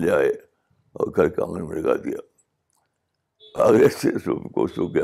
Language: Urdu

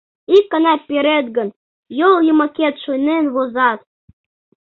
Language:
Mari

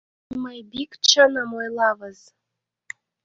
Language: Mari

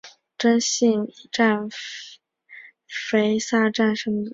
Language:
Chinese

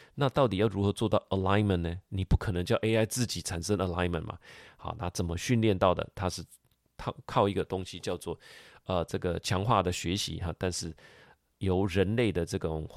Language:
Chinese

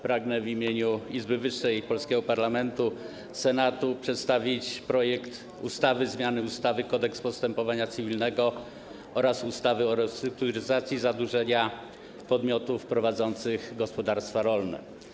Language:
Polish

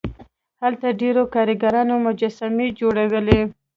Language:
Pashto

